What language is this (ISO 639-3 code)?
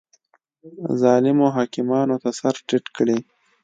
pus